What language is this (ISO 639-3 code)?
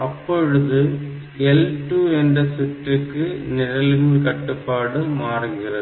tam